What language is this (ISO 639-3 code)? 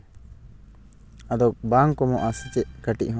sat